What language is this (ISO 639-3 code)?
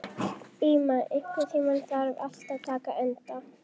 isl